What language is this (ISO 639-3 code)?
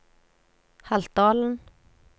nor